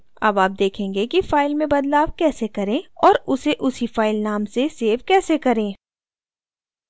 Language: Hindi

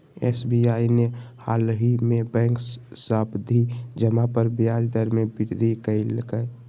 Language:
Magahi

